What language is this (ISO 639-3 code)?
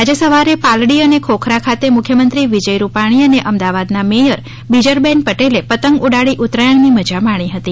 guj